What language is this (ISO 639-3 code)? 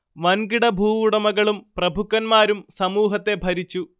mal